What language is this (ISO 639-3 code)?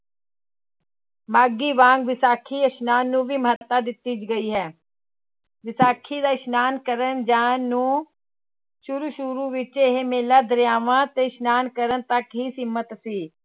pan